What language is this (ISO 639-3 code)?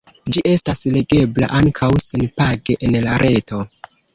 epo